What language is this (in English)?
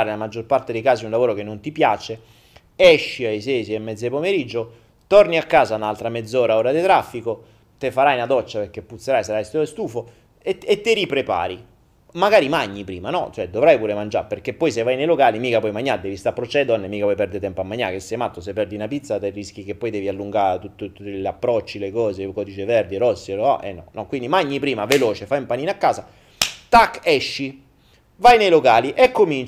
Italian